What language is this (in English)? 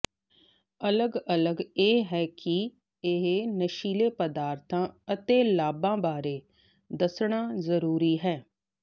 Punjabi